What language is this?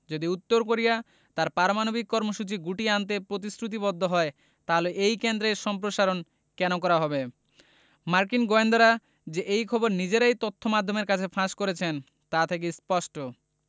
Bangla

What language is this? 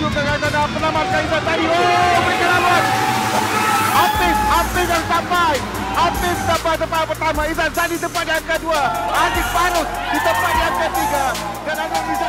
Malay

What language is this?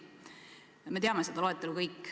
Estonian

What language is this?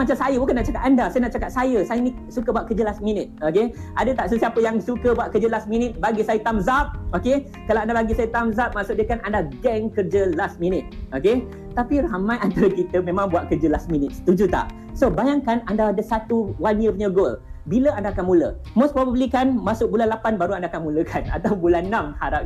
Malay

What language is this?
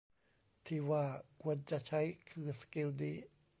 Thai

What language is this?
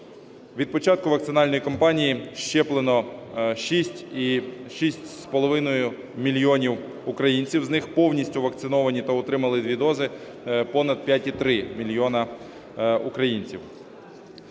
Ukrainian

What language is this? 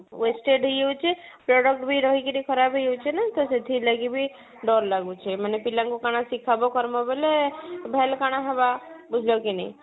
Odia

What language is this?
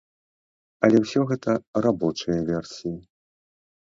Belarusian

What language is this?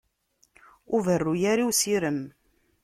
Kabyle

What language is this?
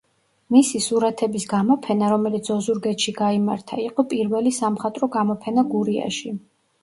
Georgian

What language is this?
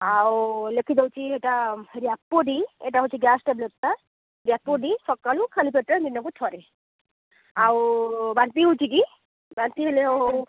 Odia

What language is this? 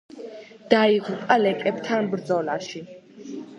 Georgian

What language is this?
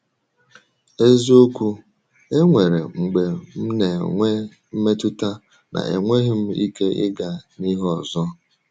Igbo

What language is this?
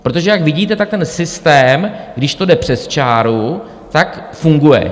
Czech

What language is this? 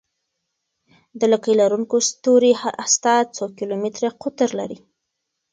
Pashto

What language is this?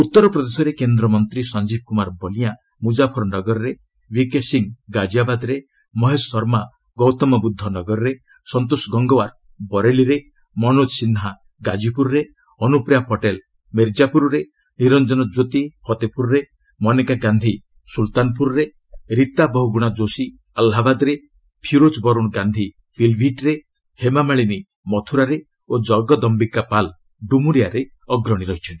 Odia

